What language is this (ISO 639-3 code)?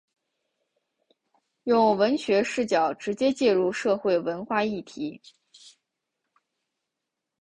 zho